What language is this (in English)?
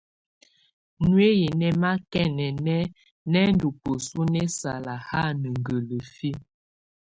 Tunen